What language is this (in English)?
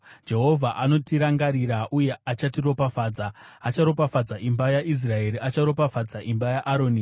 Shona